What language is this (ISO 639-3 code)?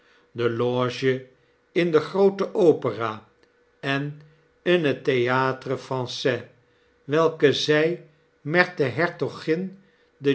nld